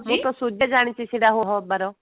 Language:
Odia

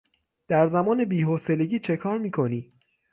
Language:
Persian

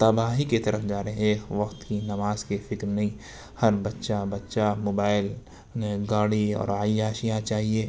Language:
Urdu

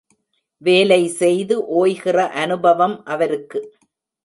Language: Tamil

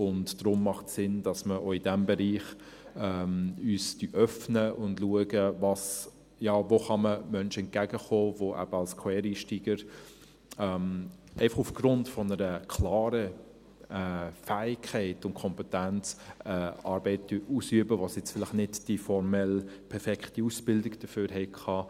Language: Swiss German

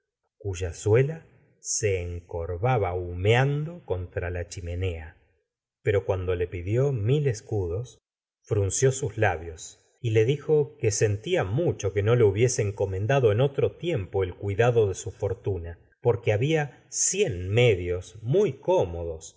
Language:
Spanish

